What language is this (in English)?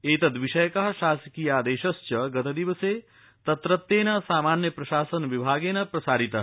Sanskrit